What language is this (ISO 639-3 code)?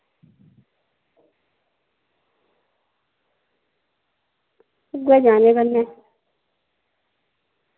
doi